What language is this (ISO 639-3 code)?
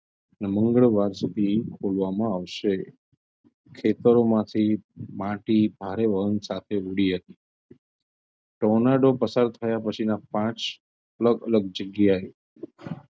guj